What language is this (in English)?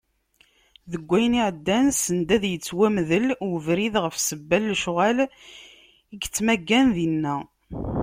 Kabyle